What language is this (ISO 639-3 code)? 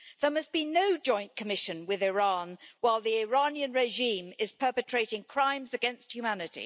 eng